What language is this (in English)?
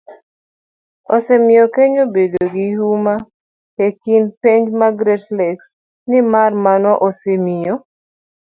Luo (Kenya and Tanzania)